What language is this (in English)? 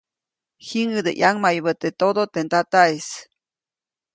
Copainalá Zoque